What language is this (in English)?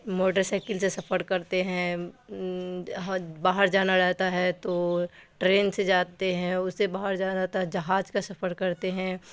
Urdu